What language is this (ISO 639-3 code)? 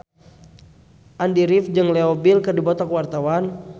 sun